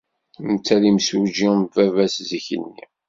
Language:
Kabyle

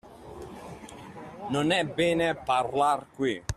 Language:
Italian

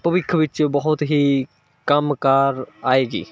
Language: Punjabi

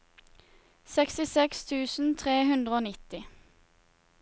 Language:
Norwegian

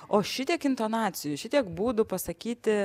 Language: Lithuanian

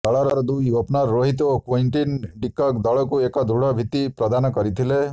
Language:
Odia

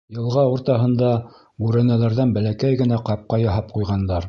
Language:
Bashkir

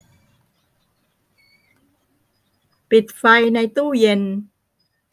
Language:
Thai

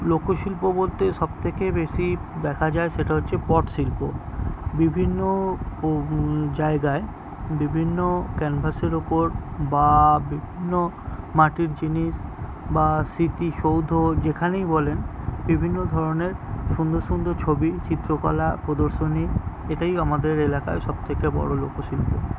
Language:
Bangla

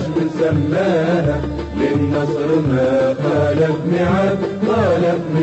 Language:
Arabic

